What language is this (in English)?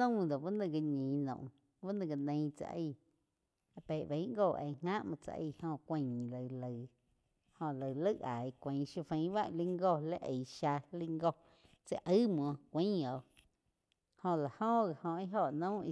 Quiotepec Chinantec